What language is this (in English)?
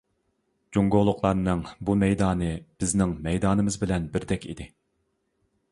Uyghur